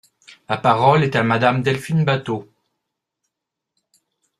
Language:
French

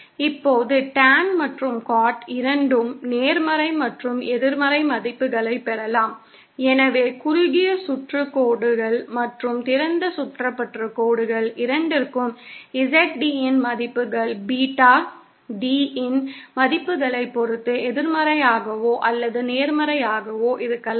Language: Tamil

